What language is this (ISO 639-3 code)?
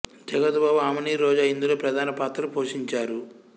tel